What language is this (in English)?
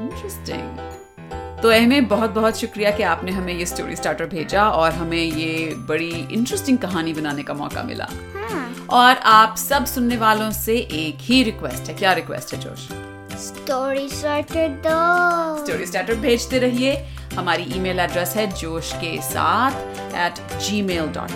Hindi